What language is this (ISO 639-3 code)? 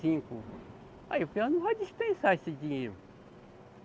por